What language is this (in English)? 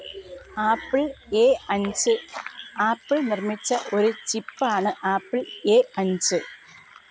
Malayalam